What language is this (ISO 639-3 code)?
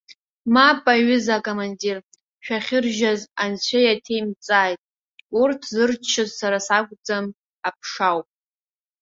abk